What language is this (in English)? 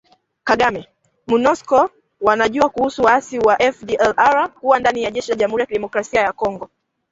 Swahili